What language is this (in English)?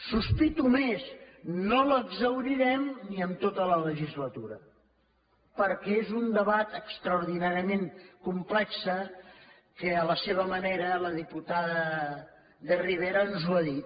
Catalan